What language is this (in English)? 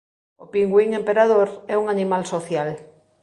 Galician